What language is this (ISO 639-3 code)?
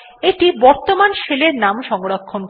ben